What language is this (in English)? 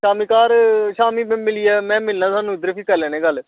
Dogri